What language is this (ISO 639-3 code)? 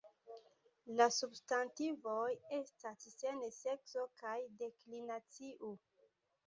epo